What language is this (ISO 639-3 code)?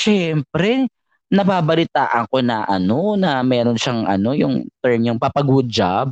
fil